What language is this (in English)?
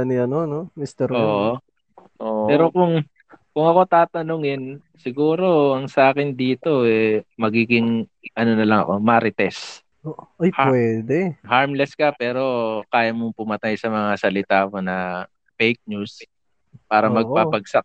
Filipino